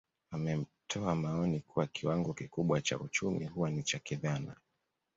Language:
Swahili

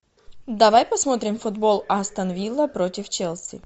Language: Russian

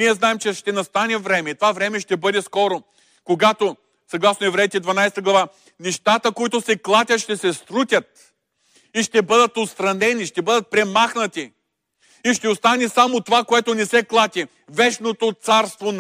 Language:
Bulgarian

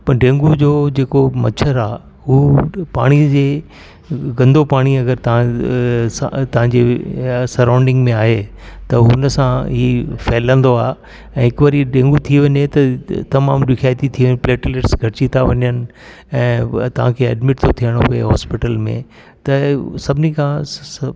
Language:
Sindhi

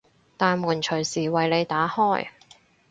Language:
Cantonese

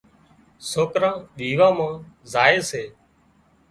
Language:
Wadiyara Koli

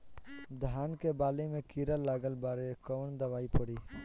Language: Bhojpuri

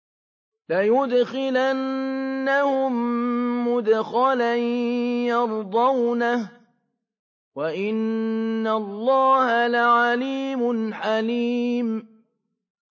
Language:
Arabic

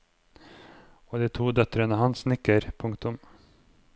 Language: Norwegian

